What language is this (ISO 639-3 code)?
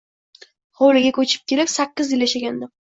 uzb